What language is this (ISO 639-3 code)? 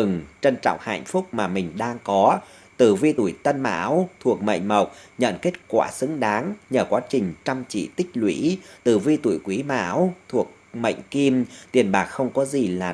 vie